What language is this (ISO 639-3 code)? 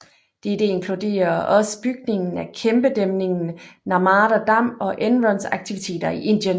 dan